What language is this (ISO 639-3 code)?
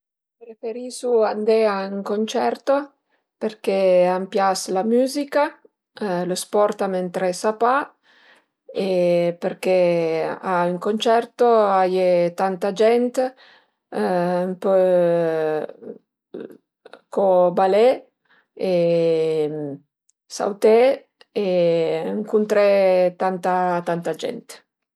pms